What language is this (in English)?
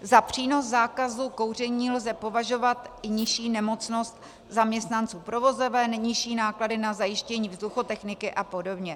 Czech